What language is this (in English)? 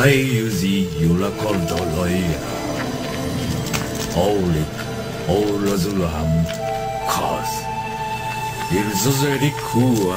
Spanish